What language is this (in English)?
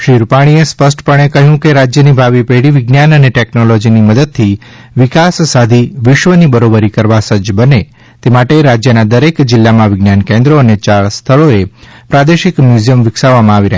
Gujarati